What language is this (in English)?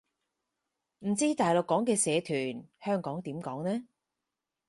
Cantonese